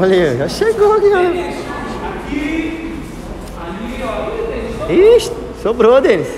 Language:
Portuguese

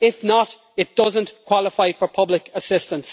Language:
English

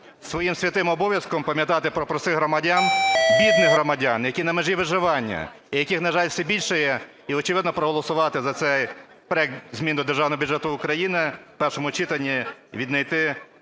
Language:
Ukrainian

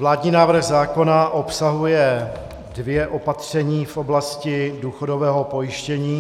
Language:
Czech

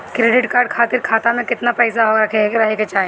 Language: Bhojpuri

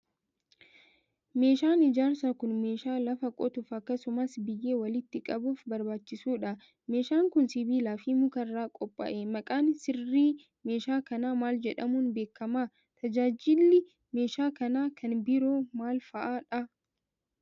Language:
Oromo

